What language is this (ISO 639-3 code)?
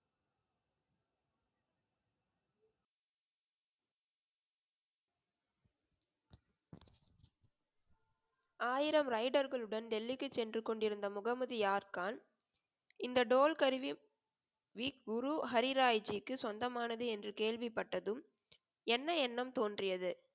tam